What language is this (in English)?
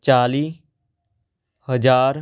Punjabi